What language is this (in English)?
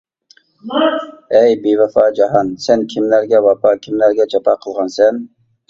Uyghur